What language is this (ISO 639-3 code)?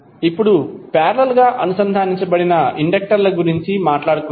tel